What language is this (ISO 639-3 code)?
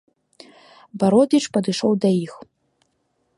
bel